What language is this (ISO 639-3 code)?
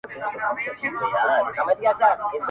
pus